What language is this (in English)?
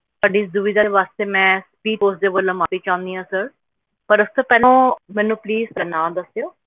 Punjabi